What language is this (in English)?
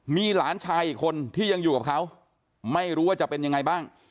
Thai